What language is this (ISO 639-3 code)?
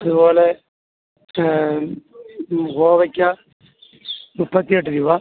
mal